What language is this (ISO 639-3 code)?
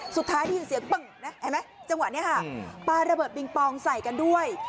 tha